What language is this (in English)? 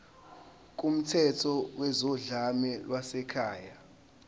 Zulu